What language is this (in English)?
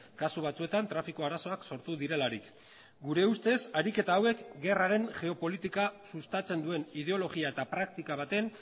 Basque